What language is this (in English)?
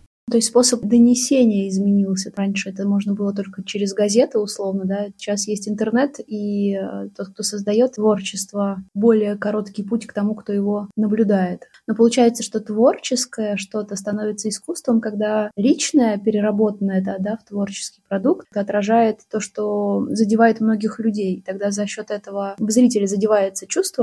Russian